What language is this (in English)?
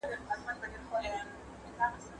Pashto